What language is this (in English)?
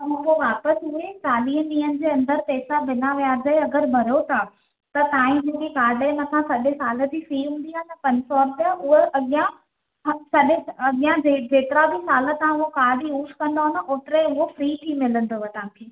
Sindhi